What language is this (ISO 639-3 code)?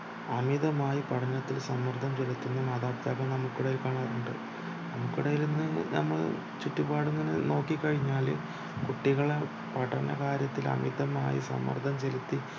mal